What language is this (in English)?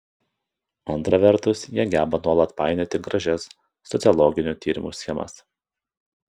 Lithuanian